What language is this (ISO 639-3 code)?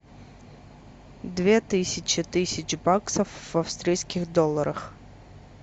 rus